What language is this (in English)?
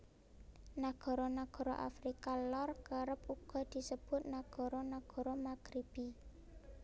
Javanese